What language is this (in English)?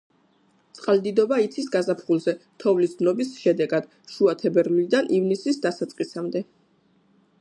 Georgian